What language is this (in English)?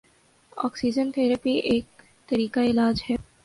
Urdu